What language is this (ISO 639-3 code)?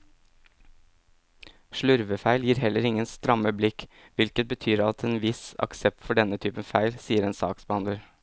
nor